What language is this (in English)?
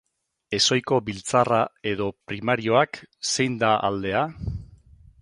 Basque